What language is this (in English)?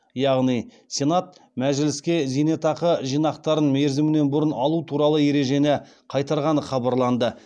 Kazakh